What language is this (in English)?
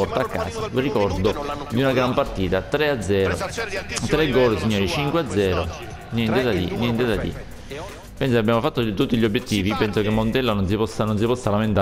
Italian